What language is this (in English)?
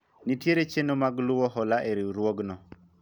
Luo (Kenya and Tanzania)